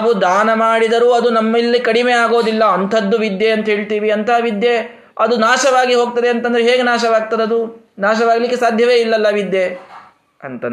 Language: Kannada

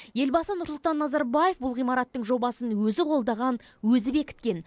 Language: Kazakh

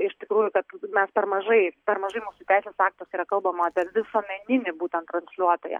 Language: Lithuanian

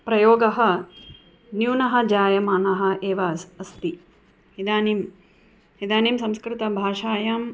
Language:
Sanskrit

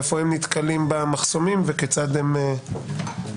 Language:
Hebrew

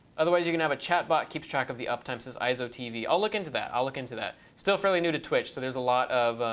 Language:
English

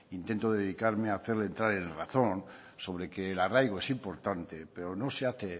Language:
Spanish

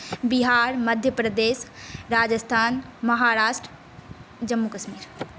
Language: Maithili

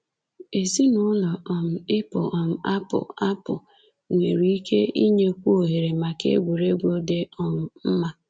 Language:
Igbo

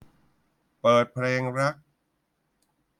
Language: Thai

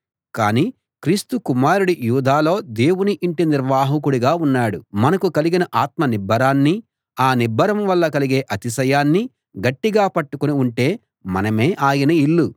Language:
Telugu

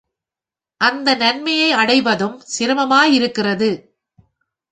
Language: Tamil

